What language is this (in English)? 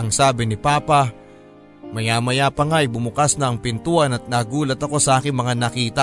Filipino